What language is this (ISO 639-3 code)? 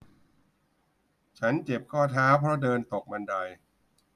tha